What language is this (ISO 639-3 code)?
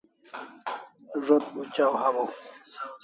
kls